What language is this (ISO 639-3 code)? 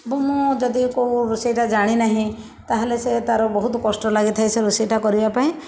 ori